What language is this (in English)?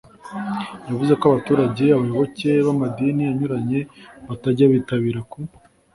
Kinyarwanda